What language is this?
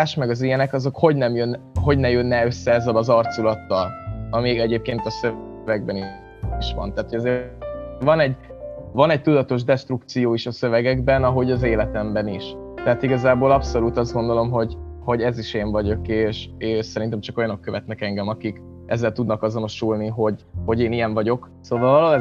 Hungarian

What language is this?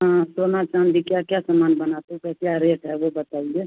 Hindi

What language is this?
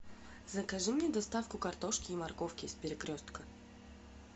Russian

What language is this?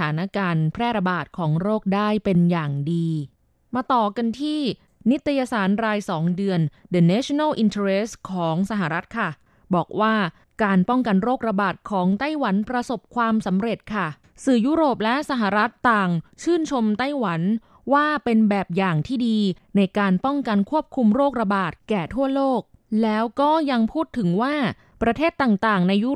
Thai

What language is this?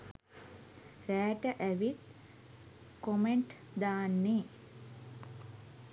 Sinhala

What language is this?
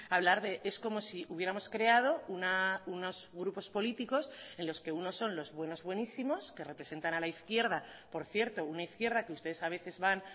Spanish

